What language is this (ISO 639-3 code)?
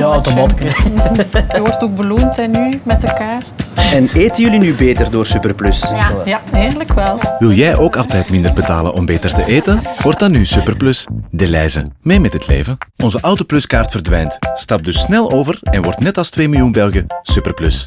nld